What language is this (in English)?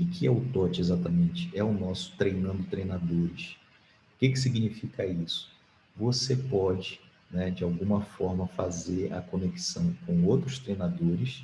Portuguese